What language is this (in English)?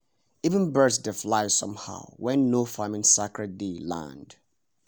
Nigerian Pidgin